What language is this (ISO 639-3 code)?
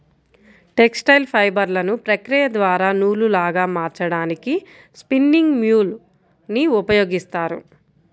tel